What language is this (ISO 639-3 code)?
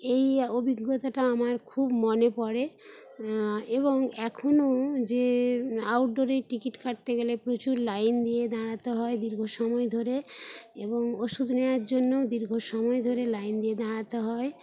ben